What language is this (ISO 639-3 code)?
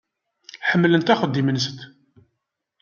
kab